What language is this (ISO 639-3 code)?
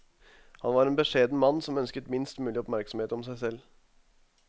nor